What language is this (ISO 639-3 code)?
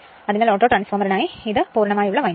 mal